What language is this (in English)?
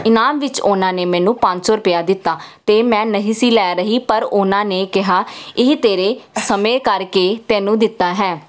Punjabi